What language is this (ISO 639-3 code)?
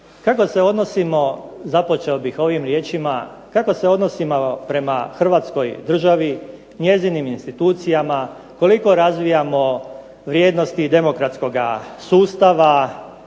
hrv